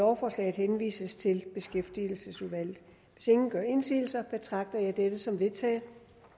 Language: Danish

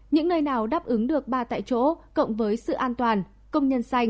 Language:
Vietnamese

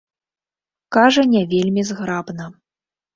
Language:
Belarusian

